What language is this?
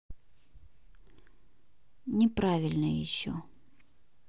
Russian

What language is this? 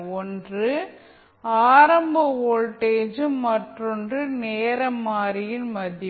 Tamil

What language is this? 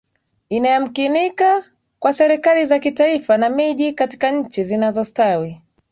Swahili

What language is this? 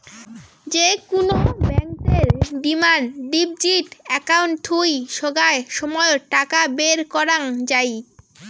Bangla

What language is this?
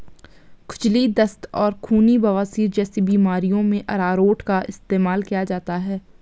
Hindi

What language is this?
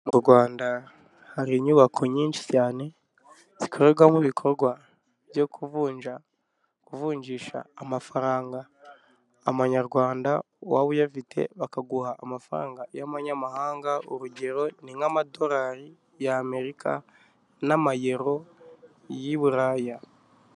Kinyarwanda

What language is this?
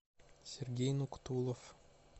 Russian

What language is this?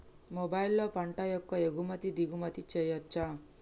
Telugu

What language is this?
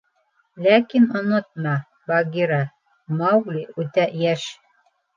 Bashkir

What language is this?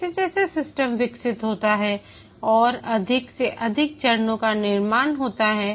Hindi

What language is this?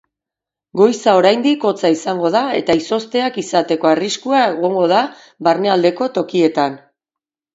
Basque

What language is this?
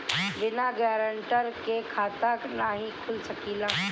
Bhojpuri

